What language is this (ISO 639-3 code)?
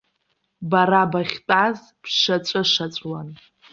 abk